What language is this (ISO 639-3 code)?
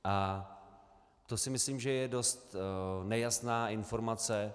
ces